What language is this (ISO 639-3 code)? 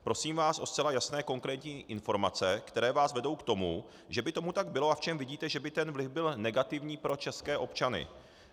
ces